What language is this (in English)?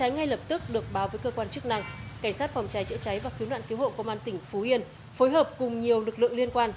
Vietnamese